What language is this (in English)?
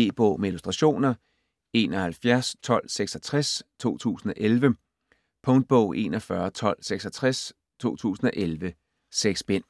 Danish